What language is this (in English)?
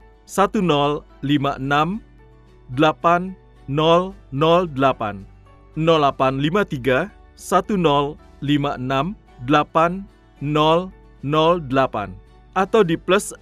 Indonesian